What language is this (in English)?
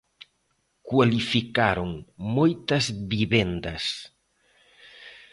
Galician